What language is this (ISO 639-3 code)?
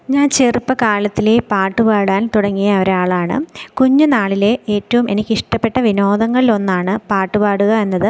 mal